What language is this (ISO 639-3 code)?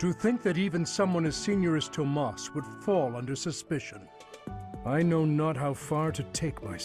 pol